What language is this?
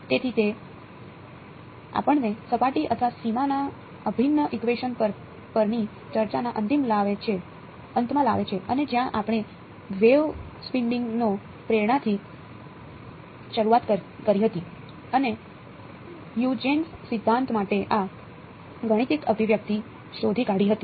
Gujarati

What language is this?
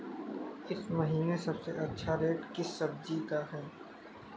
Hindi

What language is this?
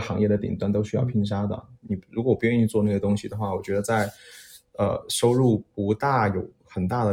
Chinese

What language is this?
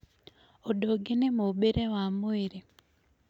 Kikuyu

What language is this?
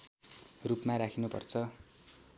Nepali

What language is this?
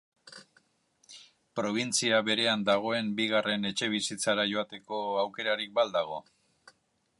Basque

